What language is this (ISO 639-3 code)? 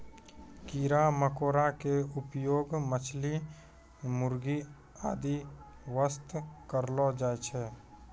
mai